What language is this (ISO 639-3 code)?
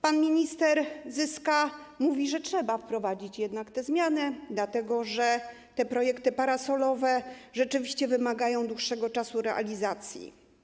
pol